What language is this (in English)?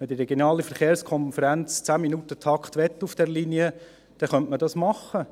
Swiss German